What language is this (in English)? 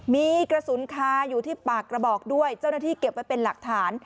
Thai